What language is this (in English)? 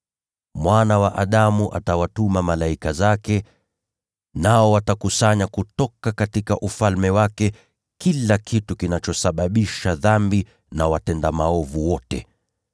Swahili